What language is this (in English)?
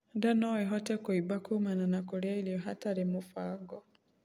Kikuyu